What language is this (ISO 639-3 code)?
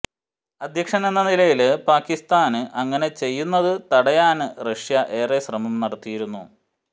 mal